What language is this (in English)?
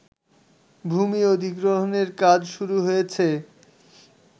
Bangla